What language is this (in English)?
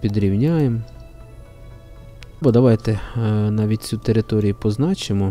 Ukrainian